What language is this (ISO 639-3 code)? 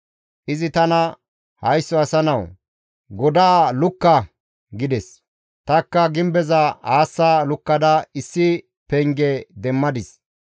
gmv